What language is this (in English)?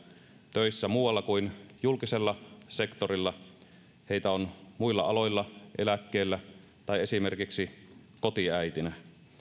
Finnish